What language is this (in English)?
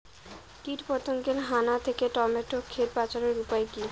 Bangla